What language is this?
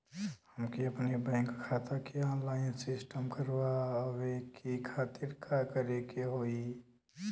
Bhojpuri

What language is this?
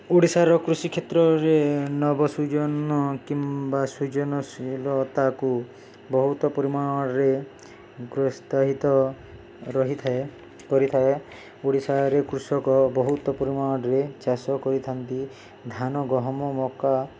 Odia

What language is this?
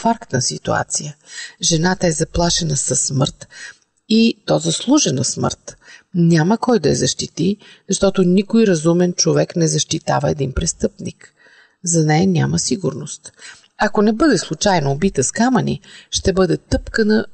Bulgarian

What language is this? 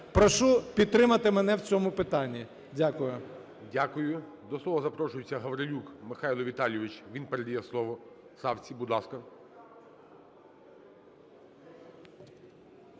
Ukrainian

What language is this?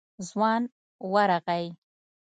Pashto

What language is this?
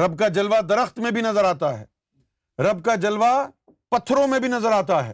Urdu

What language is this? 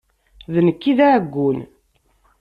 Kabyle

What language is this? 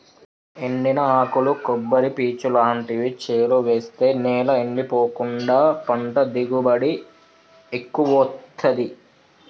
Telugu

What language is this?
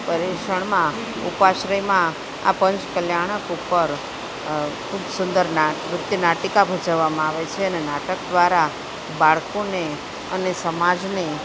Gujarati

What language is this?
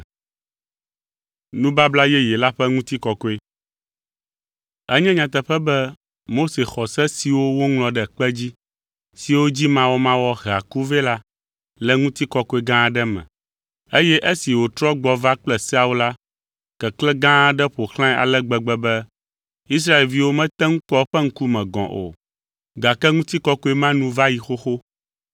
Ewe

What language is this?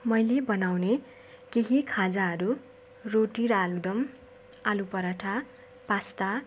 Nepali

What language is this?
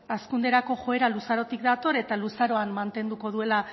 Basque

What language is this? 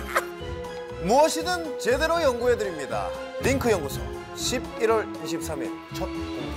Korean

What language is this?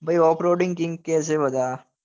Gujarati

